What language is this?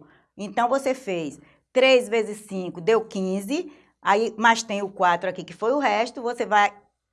Portuguese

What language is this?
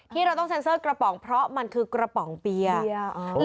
Thai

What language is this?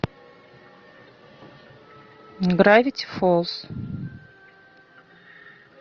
Russian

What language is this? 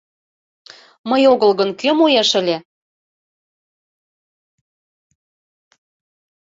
Mari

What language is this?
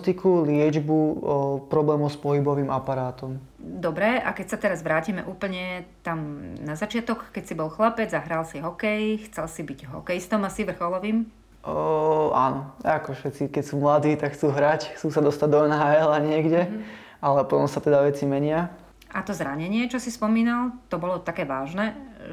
Slovak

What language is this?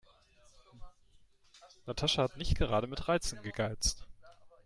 German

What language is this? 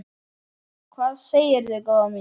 Icelandic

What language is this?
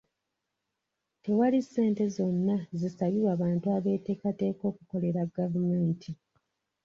Ganda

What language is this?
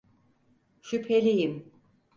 Turkish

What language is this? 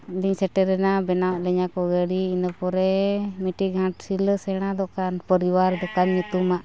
Santali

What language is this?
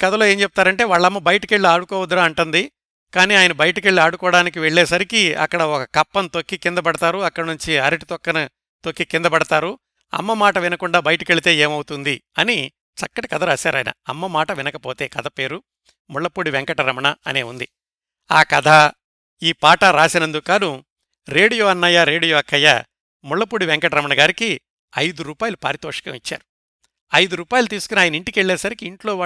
Telugu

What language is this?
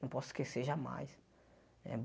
Portuguese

